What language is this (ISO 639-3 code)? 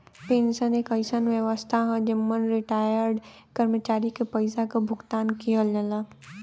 bho